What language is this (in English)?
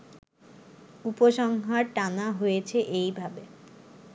Bangla